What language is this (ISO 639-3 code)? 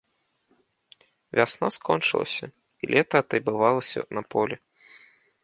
bel